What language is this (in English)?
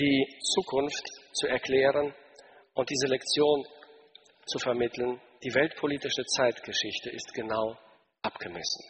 German